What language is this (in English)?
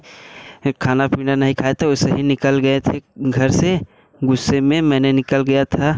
Hindi